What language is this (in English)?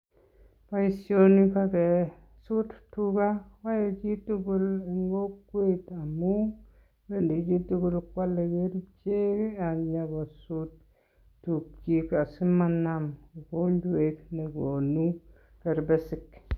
Kalenjin